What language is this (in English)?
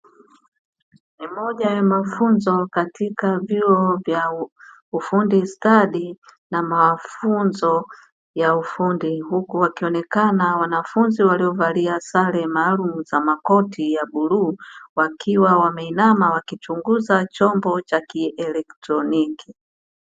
Swahili